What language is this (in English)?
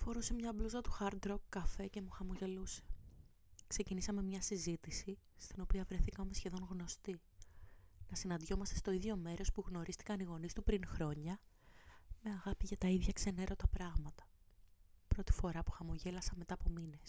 Greek